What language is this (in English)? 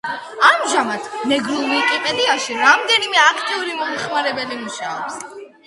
Georgian